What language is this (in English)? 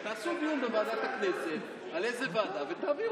Hebrew